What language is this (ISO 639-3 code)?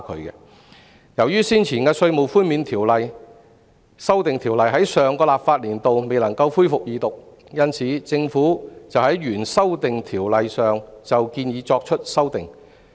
yue